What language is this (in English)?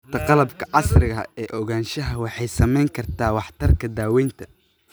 Somali